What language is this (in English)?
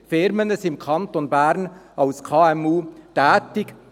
Swiss German